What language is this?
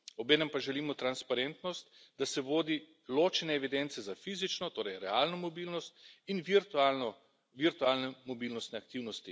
Slovenian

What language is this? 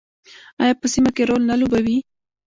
Pashto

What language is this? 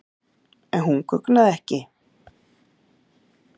Icelandic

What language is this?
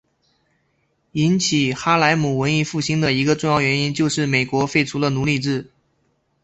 Chinese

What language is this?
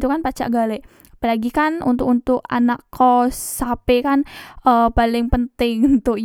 Musi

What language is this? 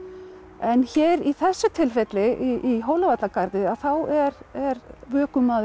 Icelandic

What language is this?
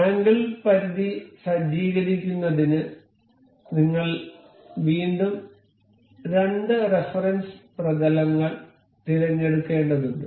Malayalam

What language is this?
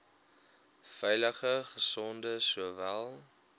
Afrikaans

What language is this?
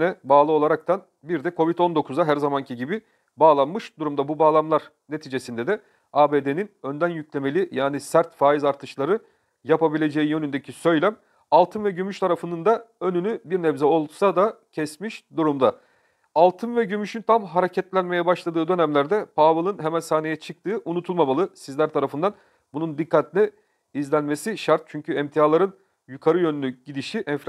Turkish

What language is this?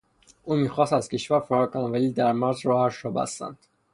Persian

